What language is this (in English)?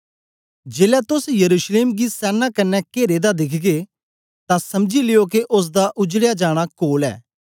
Dogri